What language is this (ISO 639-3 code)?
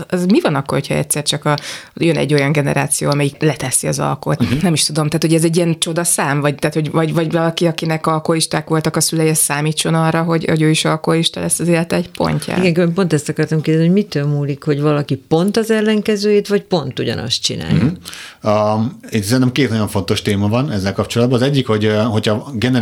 hun